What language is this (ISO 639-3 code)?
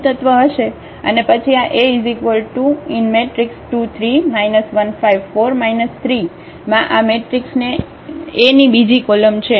guj